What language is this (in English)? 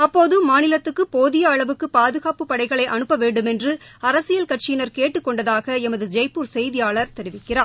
Tamil